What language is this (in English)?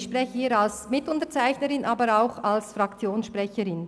Swiss German